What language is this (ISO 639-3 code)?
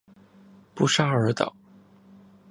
zho